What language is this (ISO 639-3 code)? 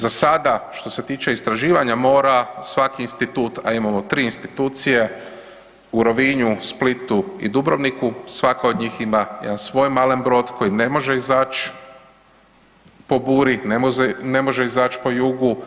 hrv